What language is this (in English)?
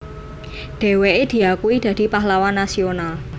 Javanese